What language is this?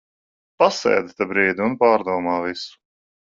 Latvian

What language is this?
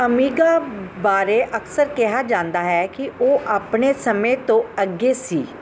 Punjabi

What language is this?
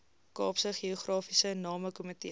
Afrikaans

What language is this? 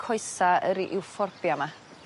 Welsh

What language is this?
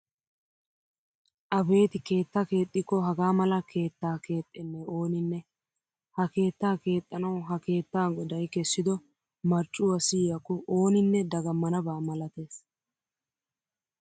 Wolaytta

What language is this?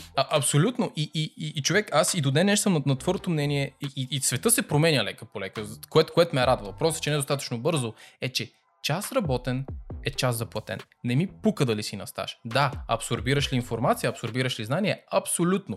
Bulgarian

